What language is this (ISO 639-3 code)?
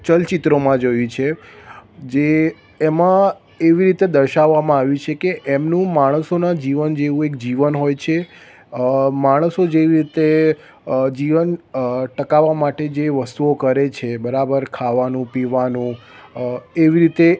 guj